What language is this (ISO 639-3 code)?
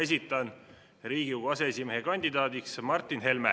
est